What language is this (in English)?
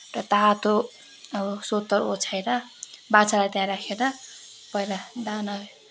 Nepali